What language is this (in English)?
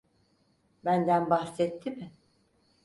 Turkish